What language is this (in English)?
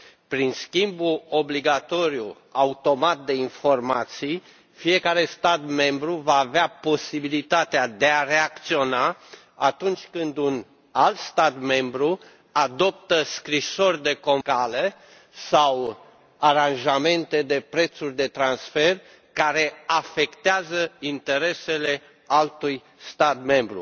Romanian